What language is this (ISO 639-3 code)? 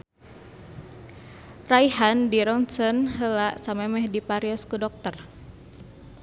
sun